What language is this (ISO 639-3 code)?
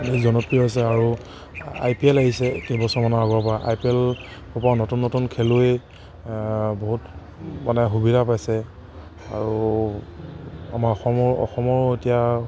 asm